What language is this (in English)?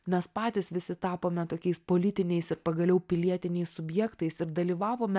Lithuanian